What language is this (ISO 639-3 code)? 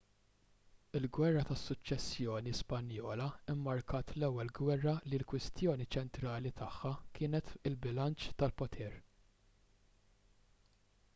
mlt